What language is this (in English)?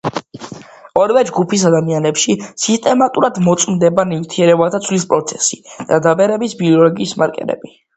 Georgian